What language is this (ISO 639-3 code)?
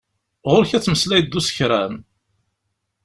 kab